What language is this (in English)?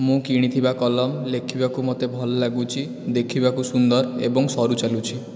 Odia